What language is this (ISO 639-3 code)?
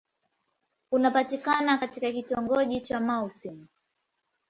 swa